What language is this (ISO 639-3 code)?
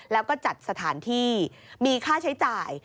tha